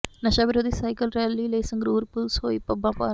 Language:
Punjabi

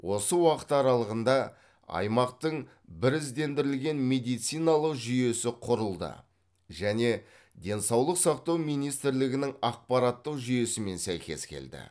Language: Kazakh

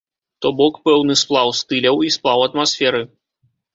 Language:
Belarusian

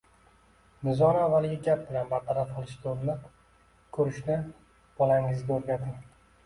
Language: Uzbek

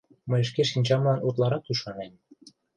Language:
Mari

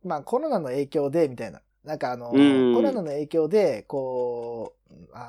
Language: Japanese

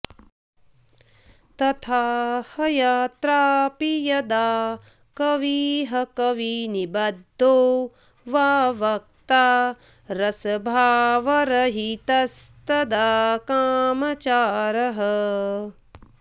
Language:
Sanskrit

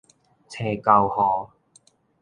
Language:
Min Nan Chinese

